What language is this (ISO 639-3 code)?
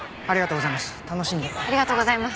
jpn